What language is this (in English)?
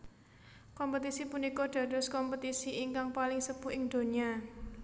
Javanese